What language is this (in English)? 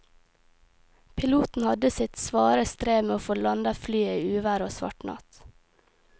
Norwegian